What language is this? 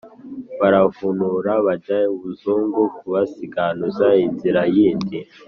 Kinyarwanda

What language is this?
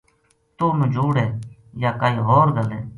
Gujari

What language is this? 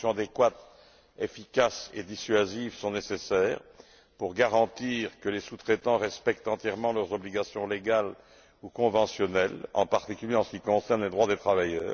French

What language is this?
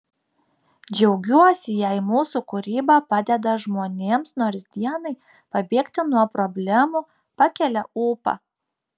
Lithuanian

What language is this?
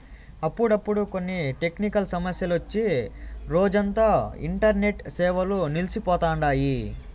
Telugu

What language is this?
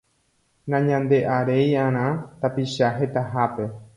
Guarani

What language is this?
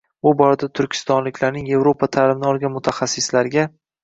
Uzbek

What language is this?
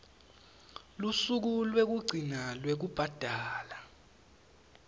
Swati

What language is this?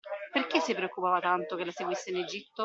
Italian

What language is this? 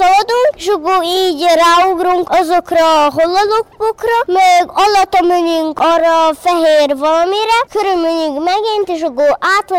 Hungarian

